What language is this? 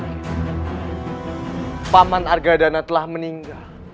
Indonesian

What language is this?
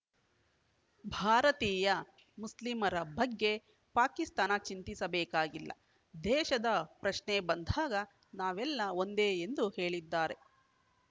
Kannada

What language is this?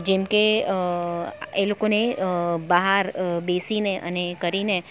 Gujarati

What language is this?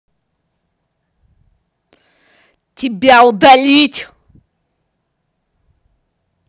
Russian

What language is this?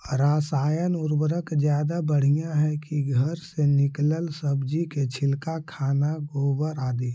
Magahi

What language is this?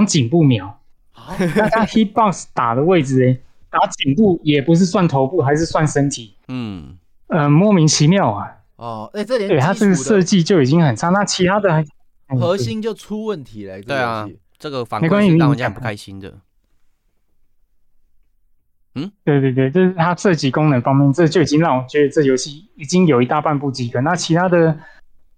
Chinese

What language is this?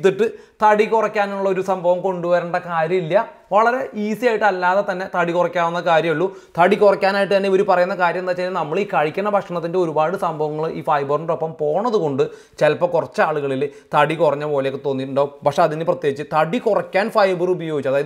Malayalam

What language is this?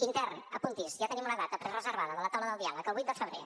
Catalan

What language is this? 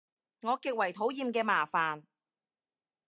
Cantonese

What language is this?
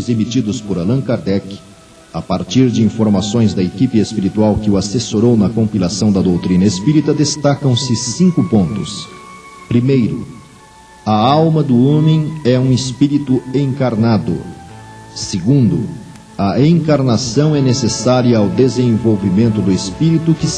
Portuguese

